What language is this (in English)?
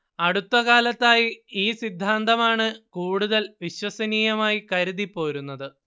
Malayalam